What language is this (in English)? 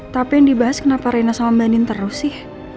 Indonesian